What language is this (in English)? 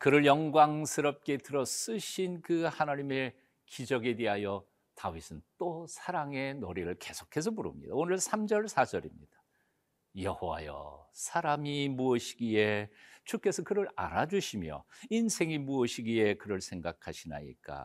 Korean